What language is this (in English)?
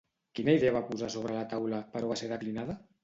Catalan